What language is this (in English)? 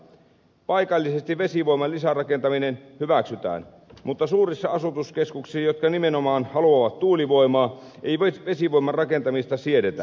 Finnish